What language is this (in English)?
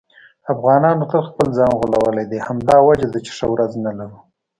Pashto